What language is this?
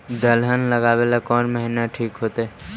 Magahi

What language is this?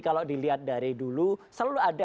Indonesian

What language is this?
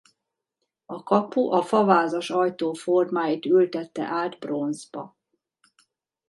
Hungarian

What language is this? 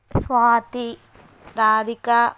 Telugu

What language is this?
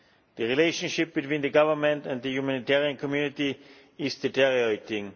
English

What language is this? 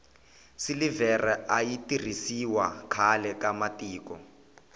Tsonga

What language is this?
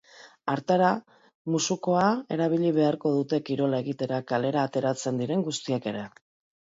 Basque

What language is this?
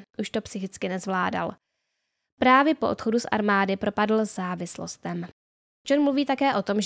Czech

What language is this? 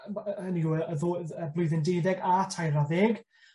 Welsh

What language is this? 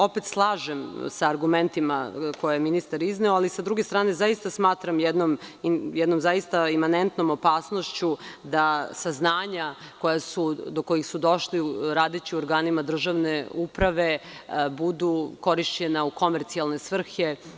Serbian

